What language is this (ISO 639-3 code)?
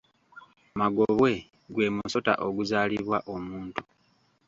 lug